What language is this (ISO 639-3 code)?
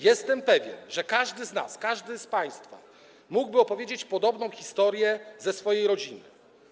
pol